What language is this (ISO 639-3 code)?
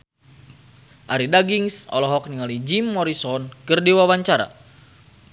sun